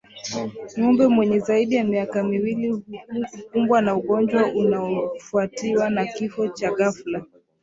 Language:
Swahili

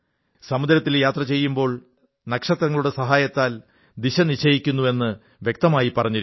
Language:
Malayalam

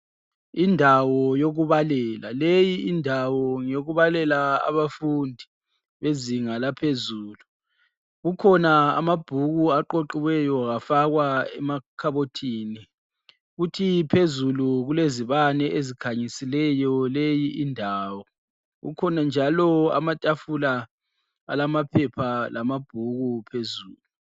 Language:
North Ndebele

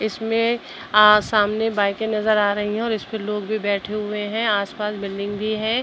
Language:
Hindi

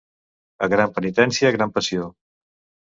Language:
Catalan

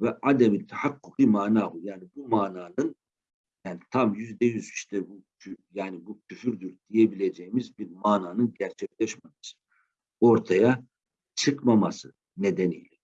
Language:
Turkish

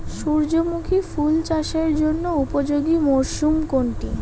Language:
Bangla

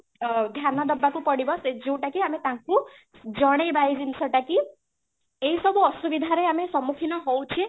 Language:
Odia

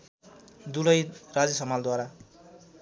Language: Nepali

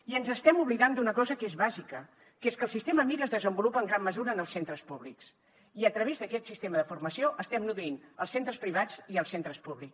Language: Catalan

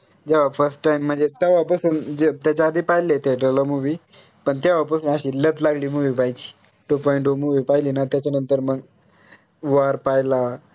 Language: Marathi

